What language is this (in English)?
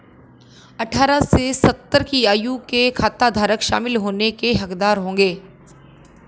Hindi